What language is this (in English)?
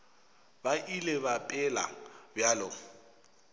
Northern Sotho